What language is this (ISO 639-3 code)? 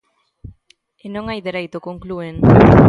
glg